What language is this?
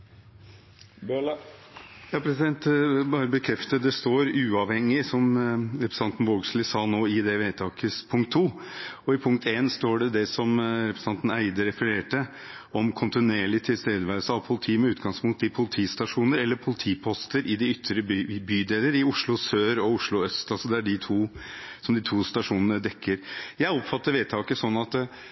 Norwegian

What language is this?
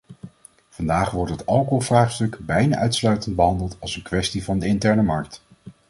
Dutch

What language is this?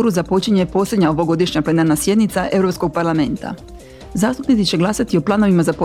Croatian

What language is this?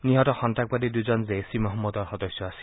Assamese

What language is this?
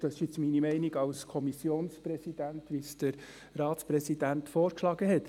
Swiss German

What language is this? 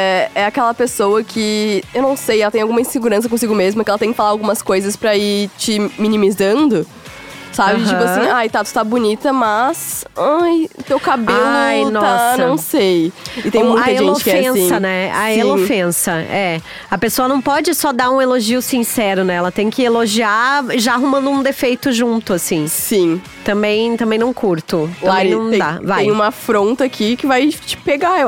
Portuguese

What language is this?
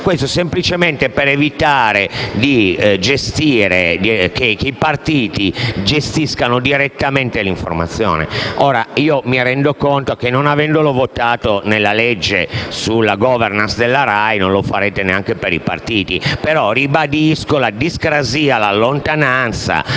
Italian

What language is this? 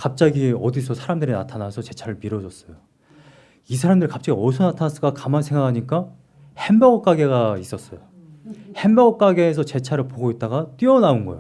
Korean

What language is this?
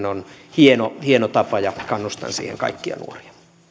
Finnish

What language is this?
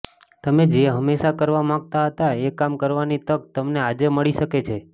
Gujarati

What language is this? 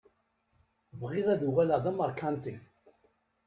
Kabyle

